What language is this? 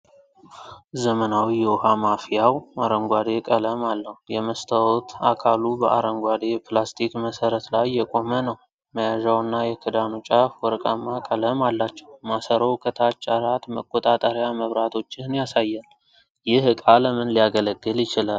Amharic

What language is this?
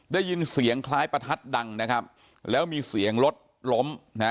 Thai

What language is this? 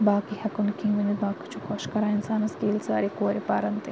Kashmiri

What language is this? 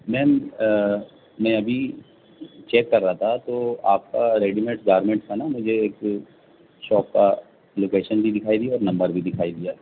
Urdu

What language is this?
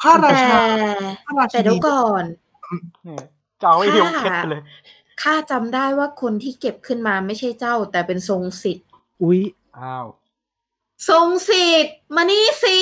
Thai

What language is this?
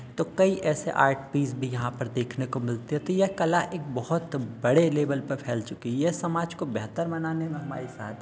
Hindi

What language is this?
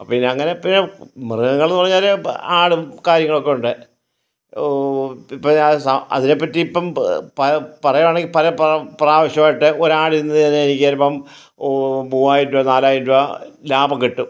Malayalam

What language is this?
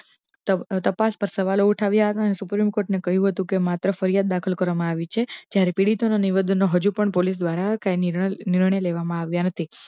Gujarati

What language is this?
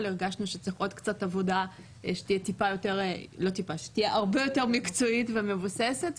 Hebrew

